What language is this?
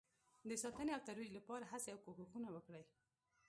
Pashto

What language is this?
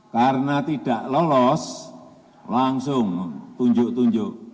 Indonesian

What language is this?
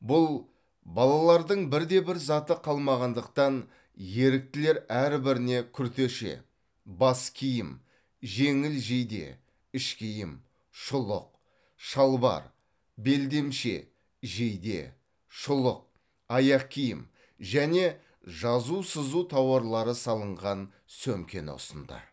Kazakh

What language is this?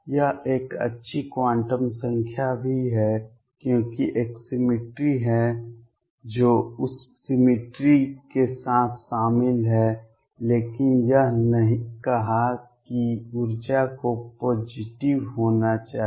Hindi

